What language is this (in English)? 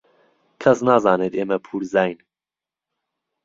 Central Kurdish